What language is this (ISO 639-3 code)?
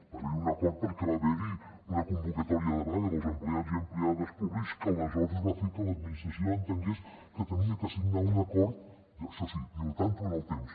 cat